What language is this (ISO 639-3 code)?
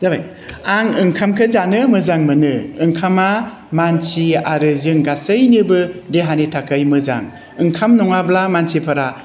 brx